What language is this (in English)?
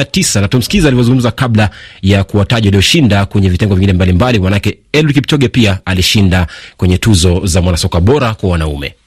Swahili